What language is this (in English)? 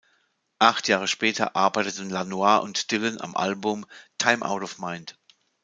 German